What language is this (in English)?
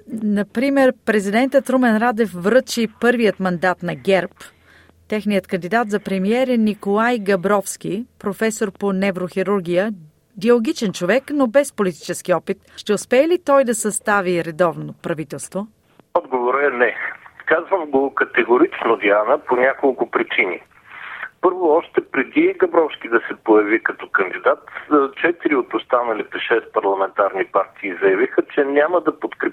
Bulgarian